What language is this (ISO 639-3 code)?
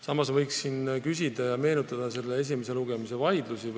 est